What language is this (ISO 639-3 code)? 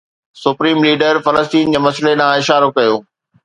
snd